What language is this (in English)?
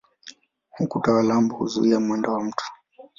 Swahili